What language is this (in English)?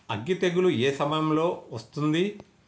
Telugu